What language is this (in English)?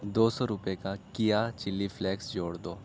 Urdu